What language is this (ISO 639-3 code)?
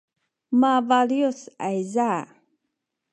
szy